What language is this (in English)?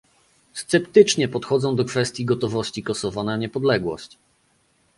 Polish